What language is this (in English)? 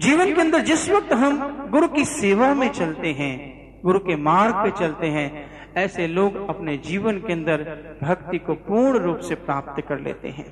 Hindi